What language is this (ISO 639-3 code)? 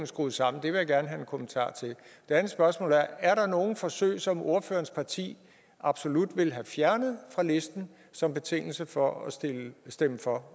dan